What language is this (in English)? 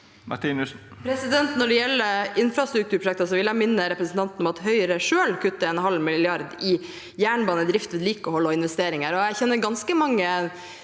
Norwegian